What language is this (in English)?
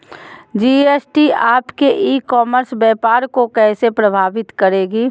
Magahi